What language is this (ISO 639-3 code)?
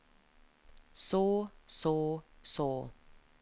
nor